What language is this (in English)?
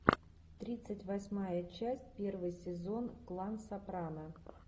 Russian